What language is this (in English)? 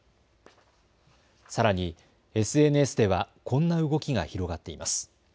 Japanese